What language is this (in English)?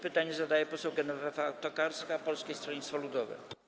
Polish